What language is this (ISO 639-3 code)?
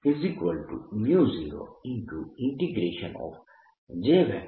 guj